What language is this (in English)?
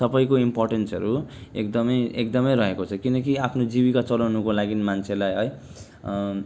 Nepali